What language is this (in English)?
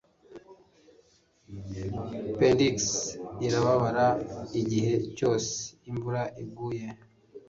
Kinyarwanda